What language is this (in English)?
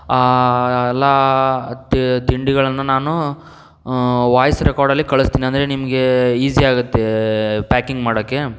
Kannada